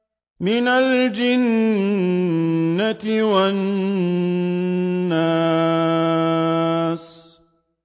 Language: Arabic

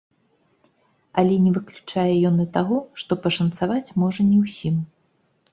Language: Belarusian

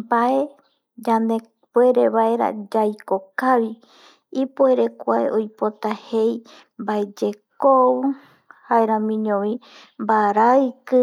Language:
Eastern Bolivian Guaraní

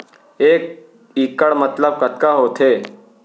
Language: Chhattisgarhi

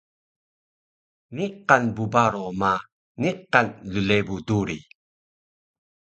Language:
Taroko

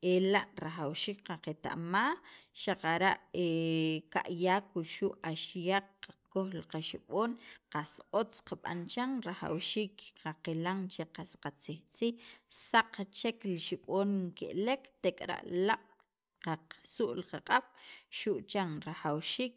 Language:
Sacapulteco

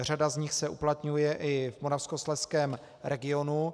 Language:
Czech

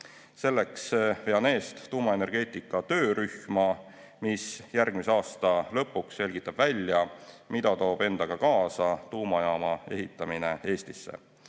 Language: Estonian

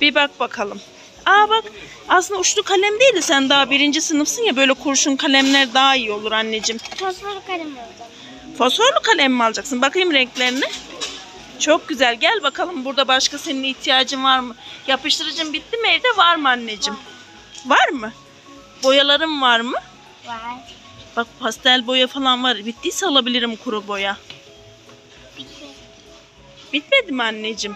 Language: Turkish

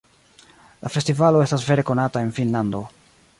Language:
Esperanto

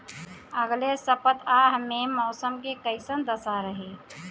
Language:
Bhojpuri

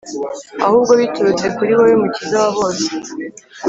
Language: Kinyarwanda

